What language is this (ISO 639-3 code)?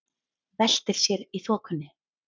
isl